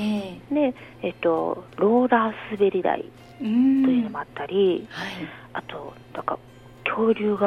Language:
Japanese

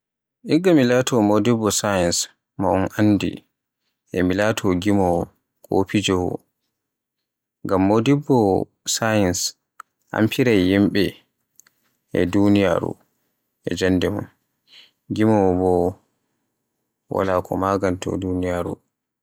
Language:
Borgu Fulfulde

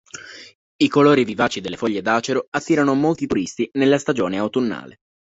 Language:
Italian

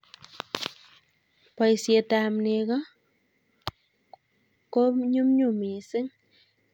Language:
Kalenjin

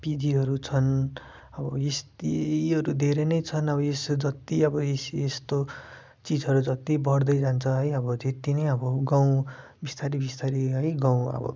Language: Nepali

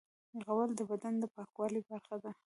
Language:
Pashto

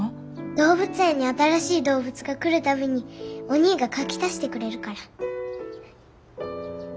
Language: Japanese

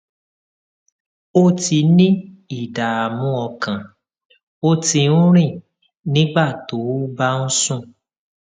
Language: Yoruba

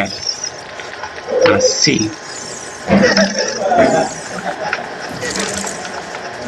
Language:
Spanish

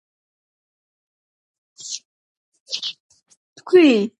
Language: Georgian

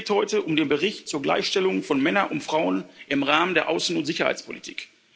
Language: German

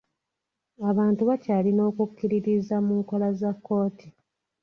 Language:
Ganda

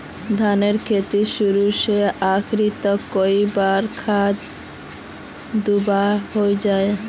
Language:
Magahi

